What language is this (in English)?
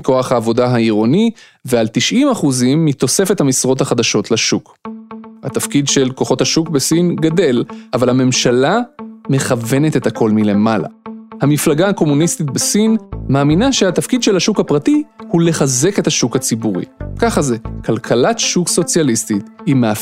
Hebrew